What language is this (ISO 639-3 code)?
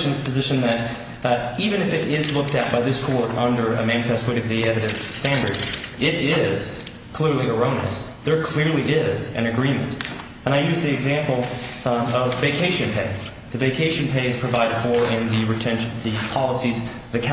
eng